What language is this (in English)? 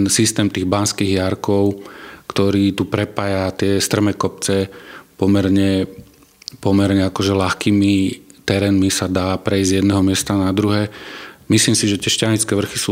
Slovak